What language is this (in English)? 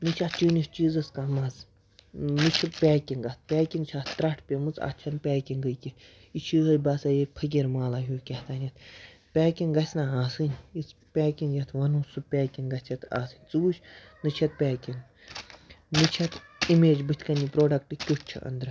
Kashmiri